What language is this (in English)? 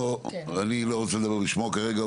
Hebrew